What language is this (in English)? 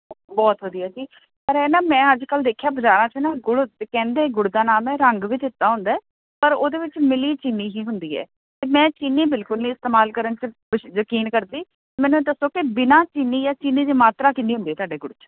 Punjabi